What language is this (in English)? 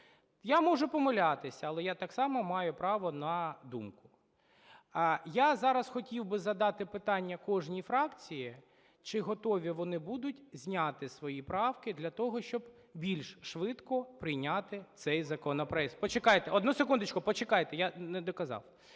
Ukrainian